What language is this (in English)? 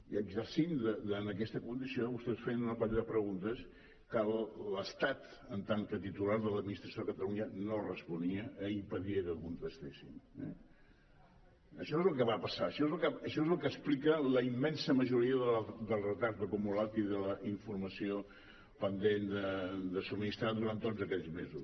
Catalan